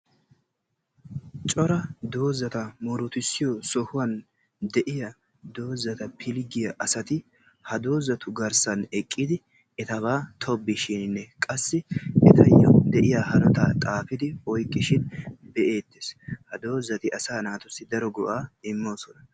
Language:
Wolaytta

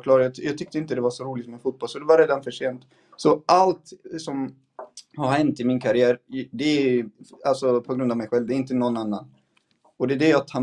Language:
Swedish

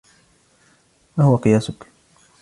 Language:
Arabic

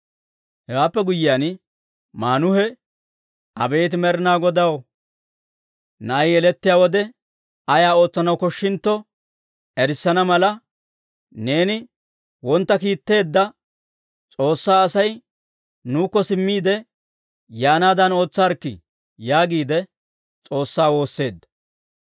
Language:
Dawro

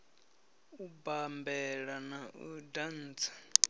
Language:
Venda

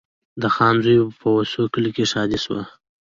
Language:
Pashto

